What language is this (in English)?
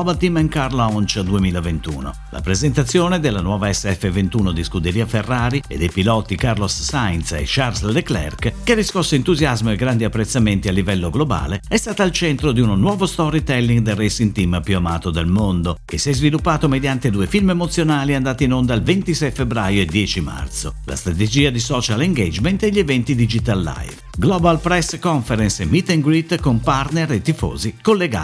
Italian